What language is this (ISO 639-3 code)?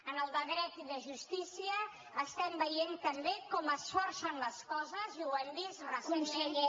cat